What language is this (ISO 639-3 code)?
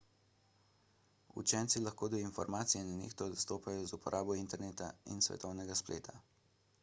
slv